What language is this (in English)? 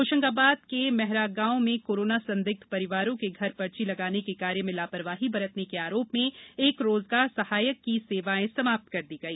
Hindi